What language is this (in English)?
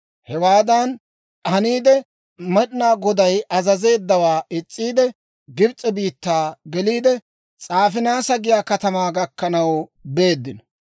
Dawro